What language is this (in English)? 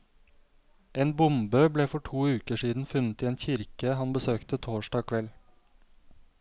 Norwegian